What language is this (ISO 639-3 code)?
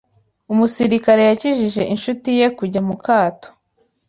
kin